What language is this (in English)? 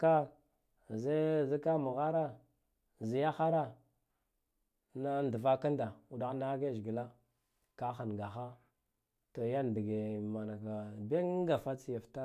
Guduf-Gava